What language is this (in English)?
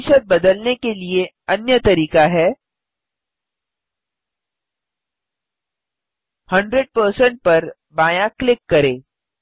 Hindi